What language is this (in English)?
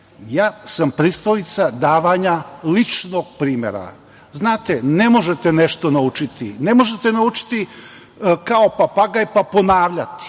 Serbian